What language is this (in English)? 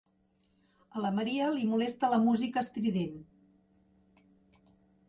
Catalan